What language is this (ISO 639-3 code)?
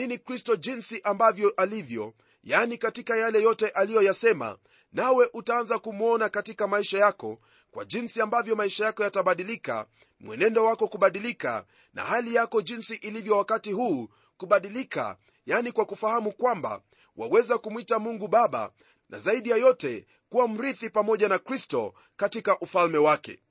swa